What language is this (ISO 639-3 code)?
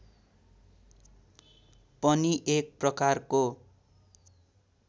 nep